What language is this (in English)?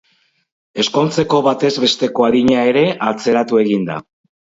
Basque